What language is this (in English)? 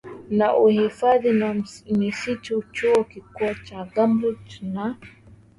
Swahili